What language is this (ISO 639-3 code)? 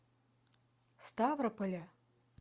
rus